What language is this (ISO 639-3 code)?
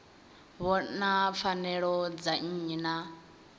ven